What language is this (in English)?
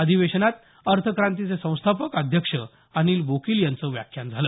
Marathi